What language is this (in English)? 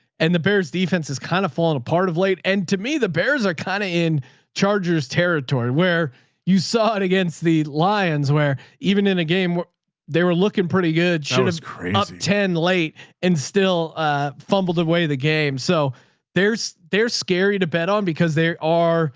English